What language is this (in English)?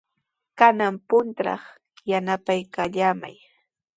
Sihuas Ancash Quechua